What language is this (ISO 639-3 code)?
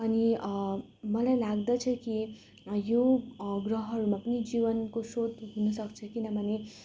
nep